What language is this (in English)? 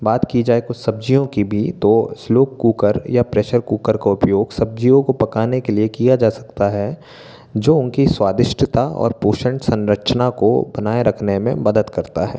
Hindi